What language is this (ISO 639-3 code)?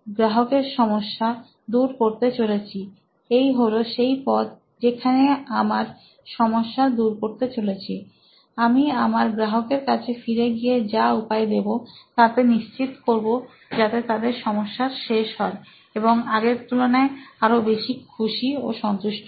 ben